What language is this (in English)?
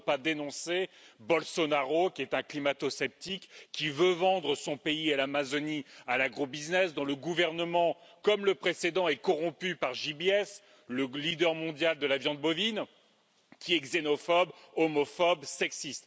French